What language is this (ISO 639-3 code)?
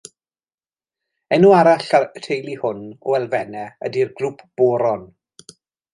cym